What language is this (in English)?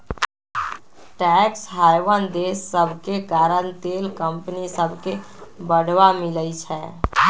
Magahi